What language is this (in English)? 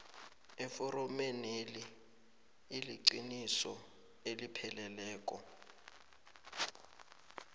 South Ndebele